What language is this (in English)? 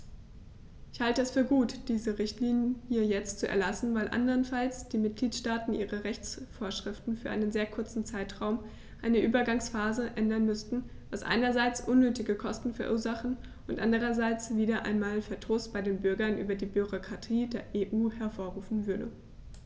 German